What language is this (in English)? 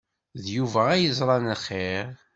Kabyle